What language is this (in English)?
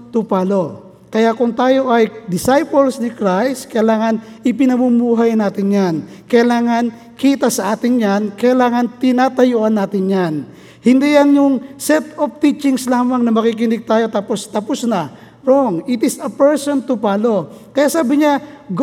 Filipino